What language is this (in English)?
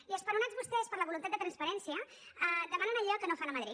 Catalan